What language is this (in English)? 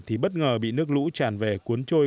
Vietnamese